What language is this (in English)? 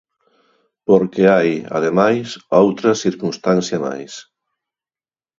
Galician